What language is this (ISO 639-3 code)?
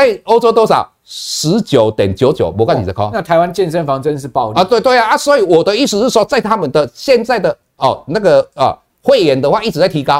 zho